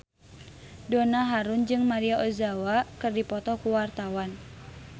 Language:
Sundanese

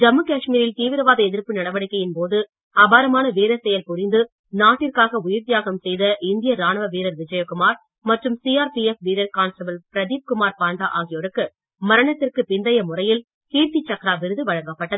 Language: Tamil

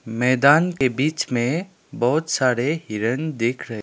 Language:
Hindi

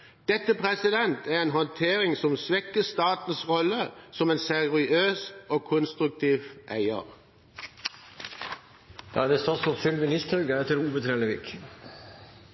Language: Norwegian Bokmål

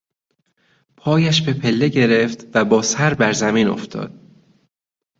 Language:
Persian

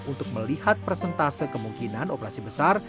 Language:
Indonesian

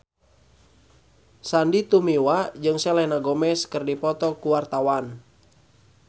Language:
Sundanese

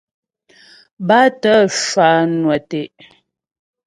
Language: Ghomala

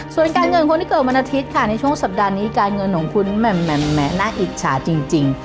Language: Thai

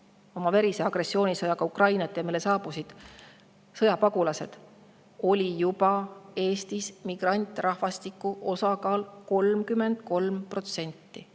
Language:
Estonian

